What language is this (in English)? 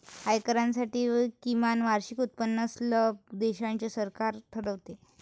Marathi